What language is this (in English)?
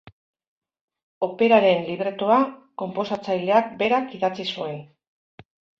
Basque